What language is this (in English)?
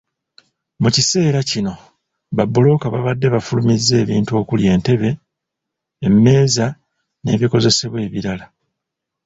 Ganda